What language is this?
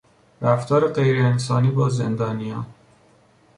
Persian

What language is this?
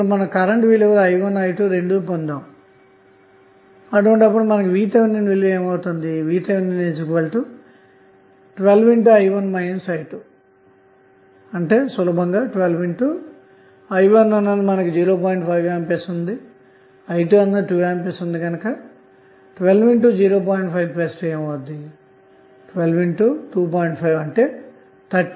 Telugu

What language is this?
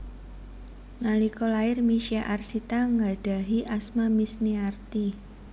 Javanese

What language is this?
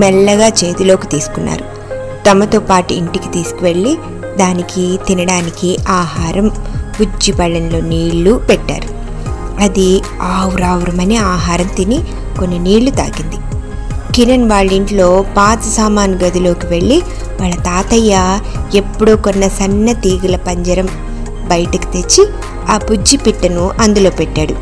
Telugu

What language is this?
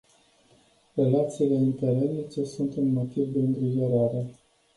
Romanian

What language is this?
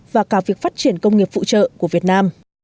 Vietnamese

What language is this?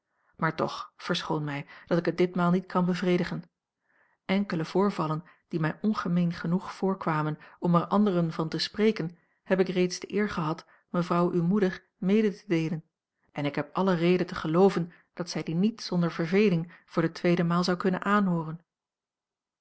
Dutch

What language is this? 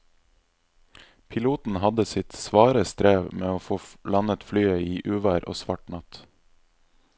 Norwegian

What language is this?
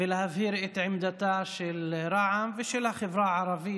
Hebrew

